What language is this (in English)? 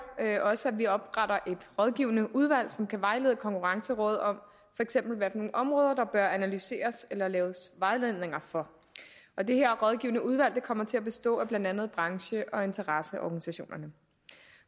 Danish